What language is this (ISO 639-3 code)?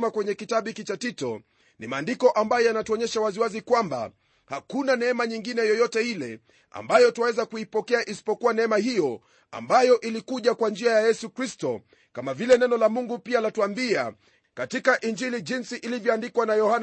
swa